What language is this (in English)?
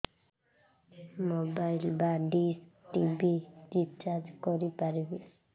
Odia